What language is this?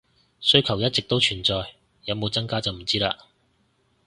Cantonese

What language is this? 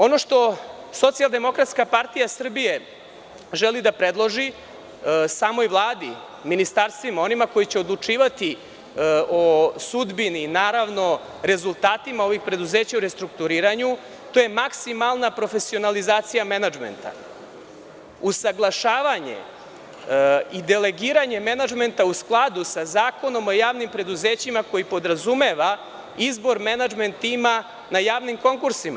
Serbian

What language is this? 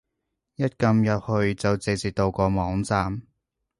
Cantonese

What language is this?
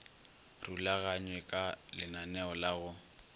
Northern Sotho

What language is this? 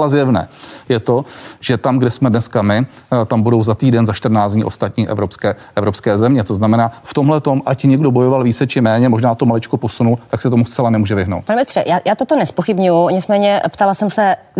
Czech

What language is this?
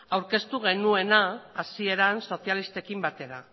Basque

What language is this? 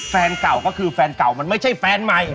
Thai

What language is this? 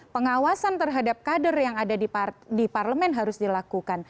Indonesian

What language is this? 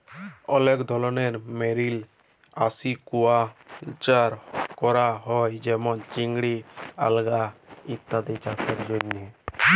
Bangla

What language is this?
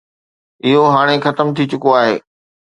Sindhi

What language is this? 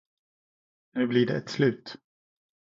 Swedish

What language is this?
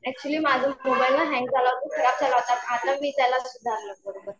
Marathi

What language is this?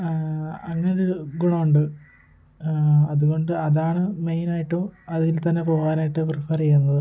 Malayalam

